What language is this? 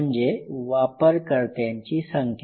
Marathi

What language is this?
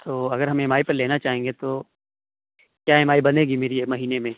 Urdu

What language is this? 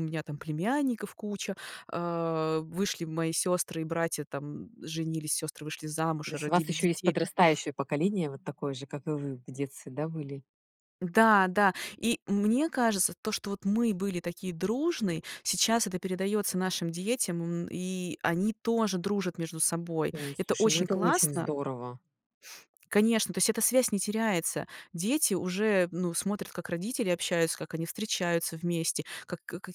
Russian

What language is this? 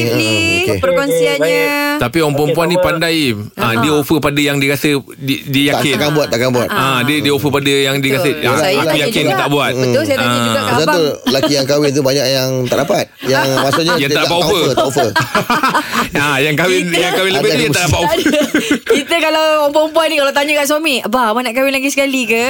Malay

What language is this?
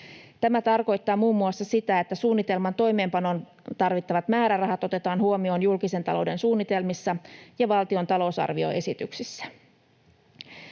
Finnish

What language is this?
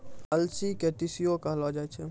Maithili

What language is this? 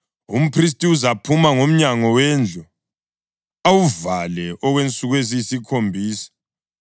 North Ndebele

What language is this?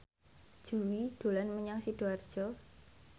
Javanese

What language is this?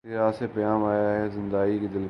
Urdu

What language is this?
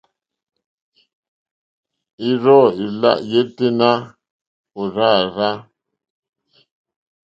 Mokpwe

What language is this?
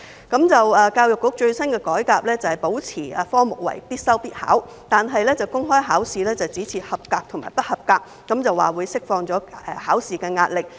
Cantonese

